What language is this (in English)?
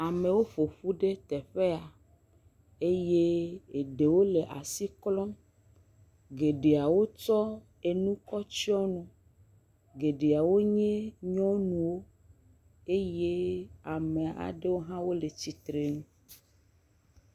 Ewe